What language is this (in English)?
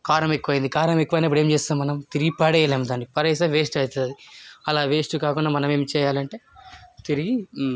Telugu